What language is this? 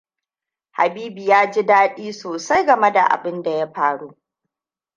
Hausa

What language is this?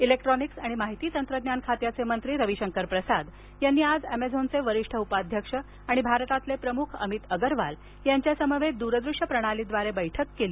Marathi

